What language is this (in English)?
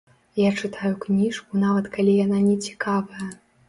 Belarusian